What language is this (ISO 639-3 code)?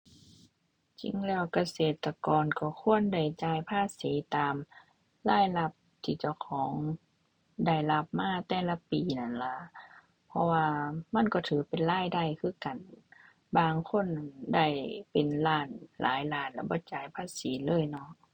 tha